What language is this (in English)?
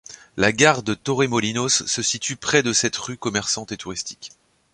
French